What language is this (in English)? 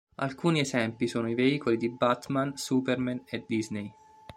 Italian